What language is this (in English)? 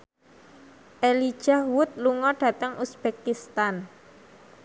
Javanese